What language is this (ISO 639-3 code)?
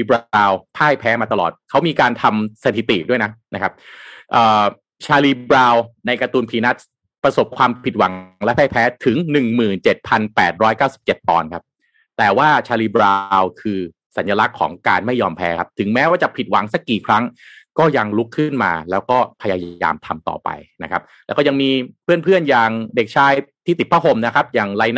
tha